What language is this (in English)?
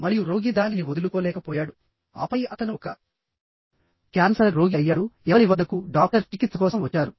Telugu